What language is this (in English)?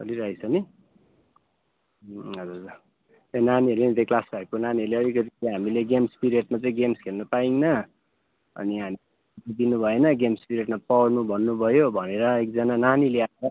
Nepali